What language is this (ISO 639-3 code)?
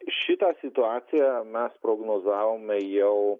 lit